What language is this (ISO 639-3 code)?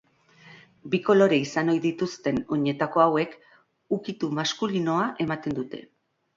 eus